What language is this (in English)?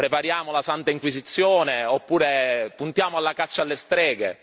Italian